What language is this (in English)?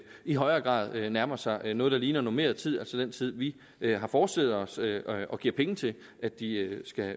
Danish